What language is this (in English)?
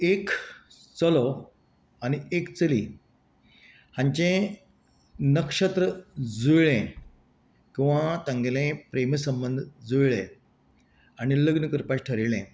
Konkani